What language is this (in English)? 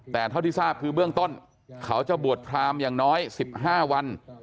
Thai